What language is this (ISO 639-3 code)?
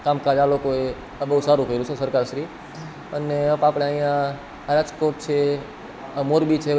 guj